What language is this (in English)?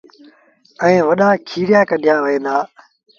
Sindhi Bhil